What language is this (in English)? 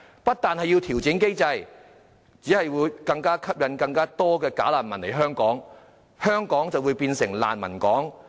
Cantonese